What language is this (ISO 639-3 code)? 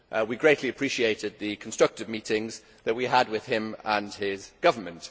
eng